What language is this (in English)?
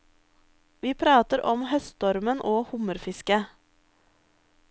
Norwegian